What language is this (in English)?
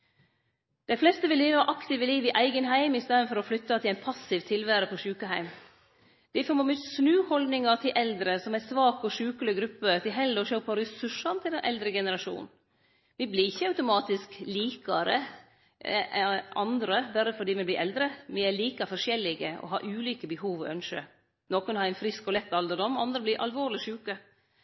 Norwegian Nynorsk